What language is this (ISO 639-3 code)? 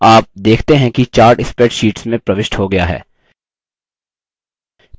hin